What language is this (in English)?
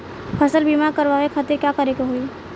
Bhojpuri